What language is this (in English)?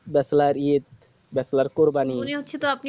Bangla